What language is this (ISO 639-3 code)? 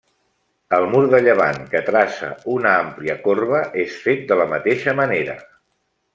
cat